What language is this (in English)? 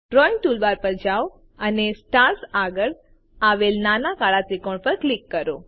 Gujarati